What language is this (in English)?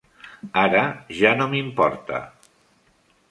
Catalan